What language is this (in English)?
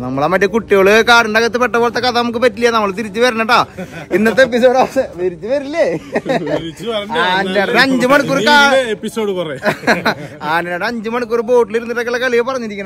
Indonesian